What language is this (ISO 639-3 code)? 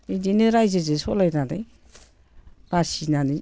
brx